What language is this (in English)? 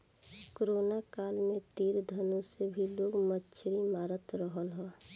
Bhojpuri